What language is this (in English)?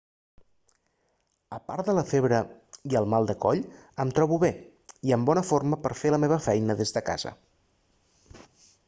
Catalan